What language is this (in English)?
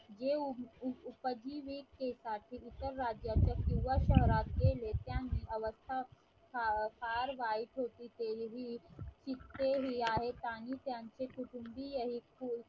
Marathi